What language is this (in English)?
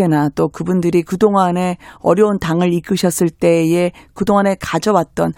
Korean